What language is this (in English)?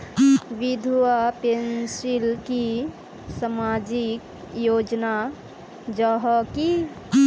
Magahi